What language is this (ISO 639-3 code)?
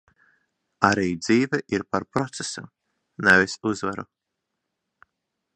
lav